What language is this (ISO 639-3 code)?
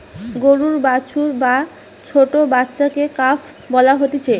ben